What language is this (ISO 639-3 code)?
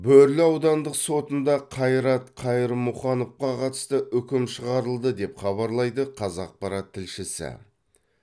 kaz